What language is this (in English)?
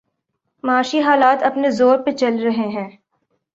Urdu